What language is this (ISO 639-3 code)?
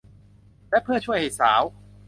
tha